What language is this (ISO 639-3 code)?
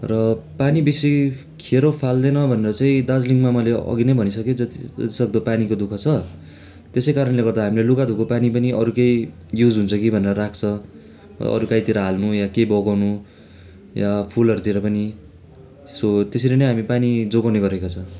nep